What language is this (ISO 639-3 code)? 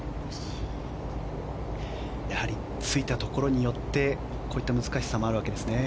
jpn